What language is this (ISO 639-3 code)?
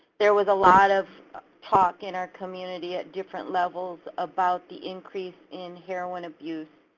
eng